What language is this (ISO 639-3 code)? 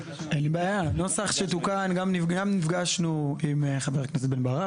heb